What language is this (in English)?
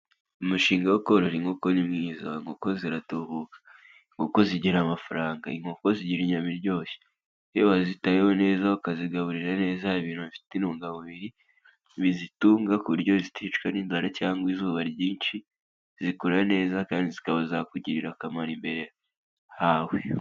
Kinyarwanda